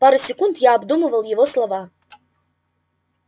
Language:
Russian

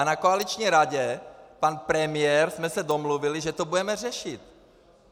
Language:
Czech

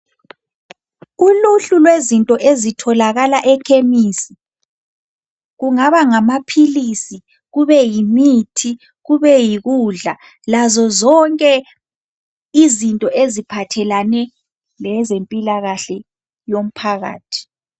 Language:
North Ndebele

